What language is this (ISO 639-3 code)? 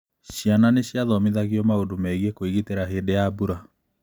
kik